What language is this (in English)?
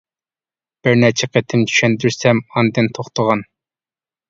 Uyghur